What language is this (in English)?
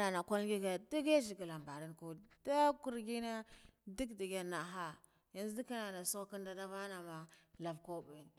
Guduf-Gava